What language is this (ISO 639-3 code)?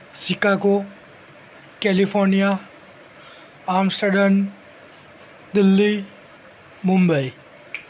guj